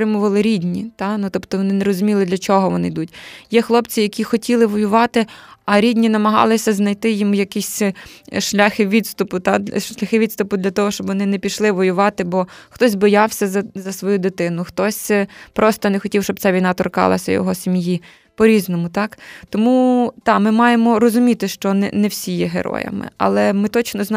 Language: Ukrainian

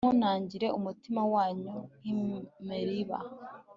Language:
Kinyarwanda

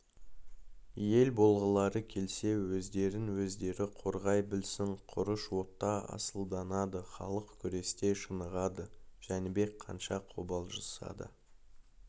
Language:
Kazakh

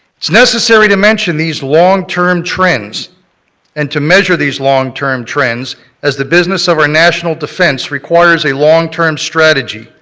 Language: English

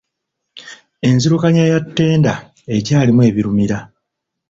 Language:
Ganda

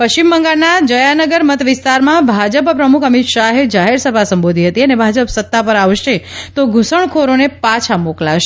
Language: Gujarati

